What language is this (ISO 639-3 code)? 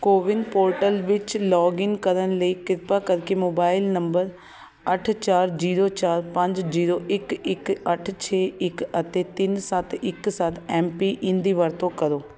pan